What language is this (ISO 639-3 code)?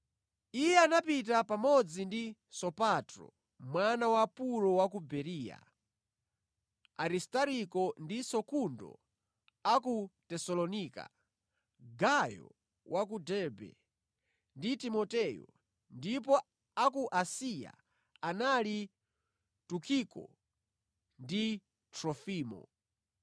nya